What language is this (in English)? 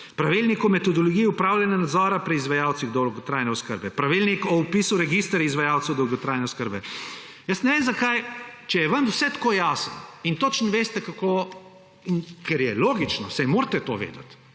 Slovenian